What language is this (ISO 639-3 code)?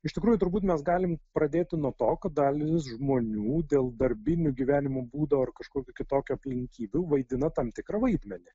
lit